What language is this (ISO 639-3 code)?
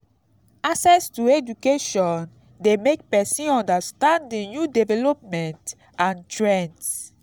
pcm